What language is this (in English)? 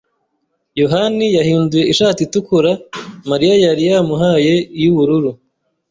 Kinyarwanda